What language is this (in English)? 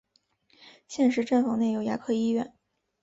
Chinese